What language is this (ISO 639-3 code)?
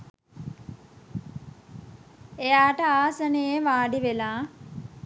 sin